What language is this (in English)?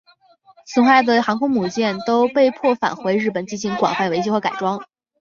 Chinese